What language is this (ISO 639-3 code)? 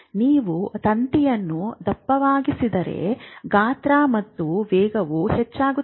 kan